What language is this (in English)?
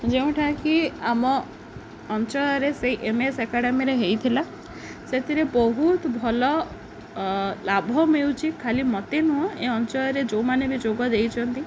Odia